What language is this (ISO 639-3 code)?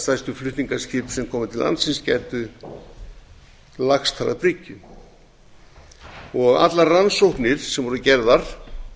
isl